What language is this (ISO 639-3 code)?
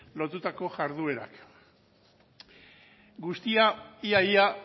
eus